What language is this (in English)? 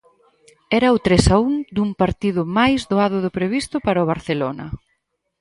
Galician